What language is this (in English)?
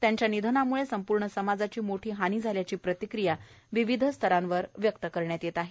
Marathi